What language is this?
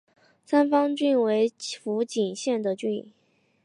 Chinese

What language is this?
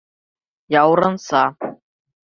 Bashkir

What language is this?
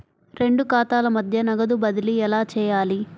Telugu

